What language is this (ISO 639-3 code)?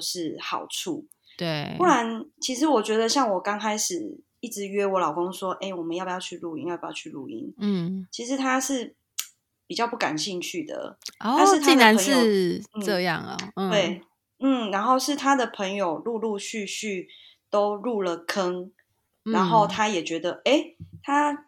zho